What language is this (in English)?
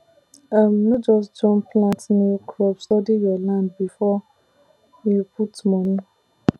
Nigerian Pidgin